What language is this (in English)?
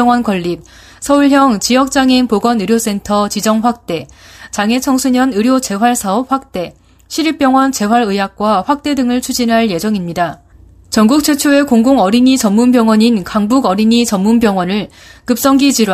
Korean